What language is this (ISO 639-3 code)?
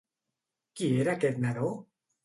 cat